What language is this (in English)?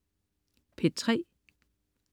Danish